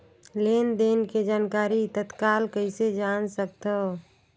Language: Chhattisgarhi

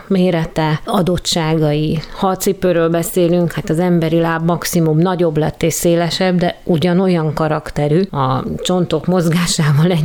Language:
Hungarian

